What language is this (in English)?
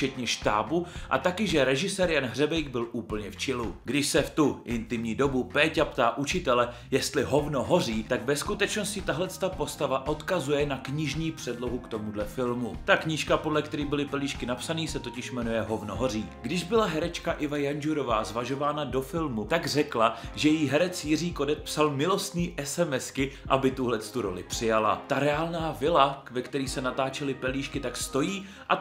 Czech